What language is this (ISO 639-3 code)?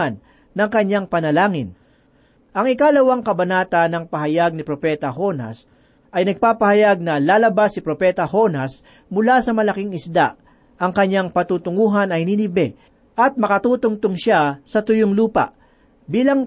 fil